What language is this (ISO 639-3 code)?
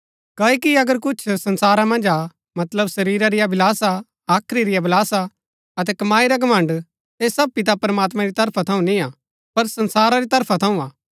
gbk